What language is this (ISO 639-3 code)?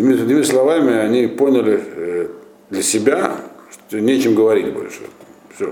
rus